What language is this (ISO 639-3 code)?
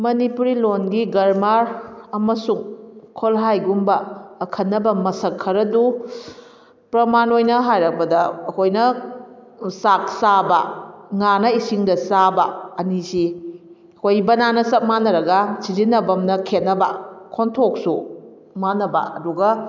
mni